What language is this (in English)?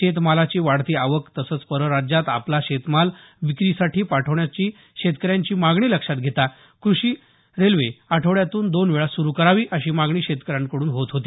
Marathi